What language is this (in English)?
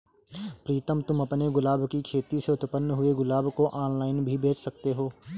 Hindi